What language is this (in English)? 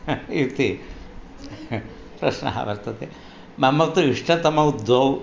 Sanskrit